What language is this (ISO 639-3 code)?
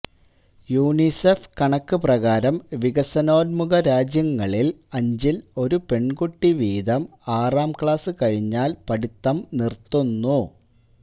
mal